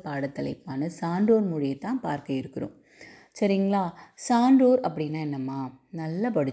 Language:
Tamil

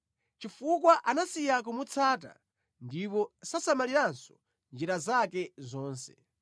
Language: Nyanja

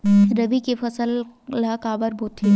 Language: Chhattisgarhi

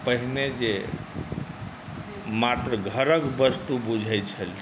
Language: Maithili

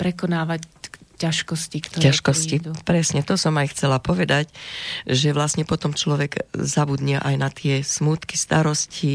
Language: Slovak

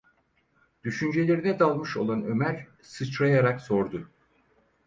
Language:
Turkish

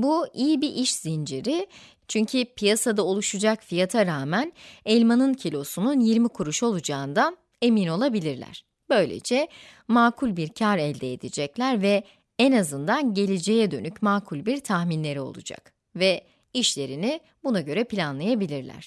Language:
Turkish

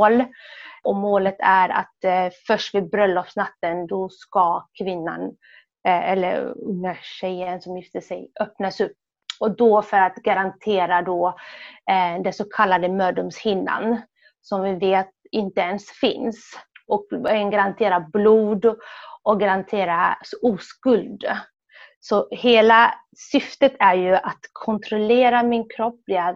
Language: Swedish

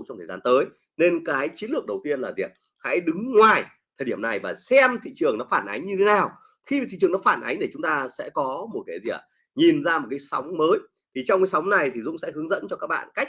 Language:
Vietnamese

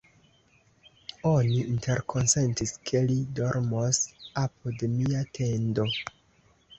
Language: Esperanto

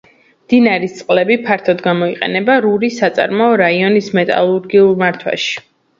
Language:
Georgian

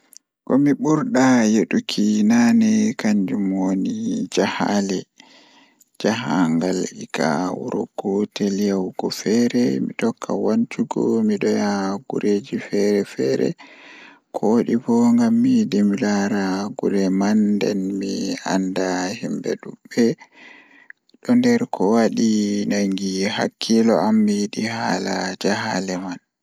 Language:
Fula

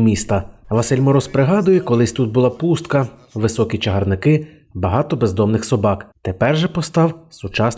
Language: Russian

